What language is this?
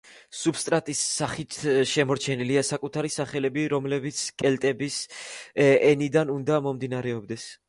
Georgian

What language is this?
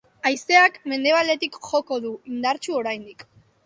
Basque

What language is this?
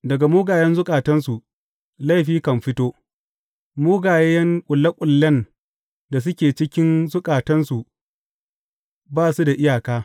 Hausa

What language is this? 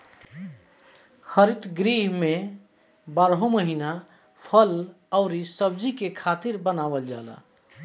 Bhojpuri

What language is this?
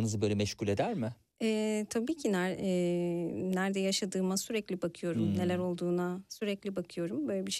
Turkish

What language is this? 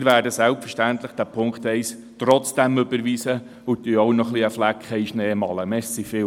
Swiss German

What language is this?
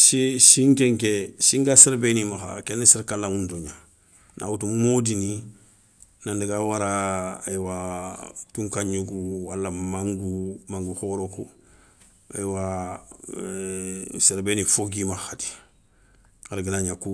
Soninke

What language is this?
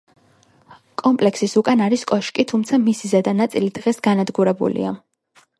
Georgian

